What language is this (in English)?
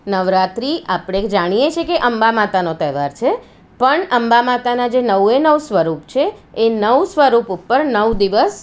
Gujarati